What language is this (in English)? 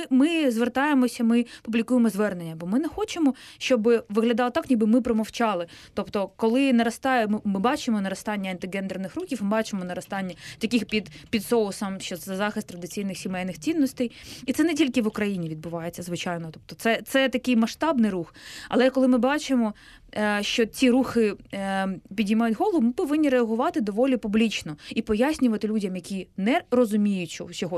Ukrainian